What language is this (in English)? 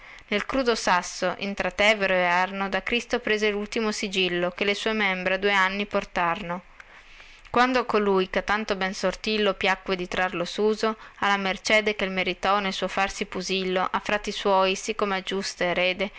Italian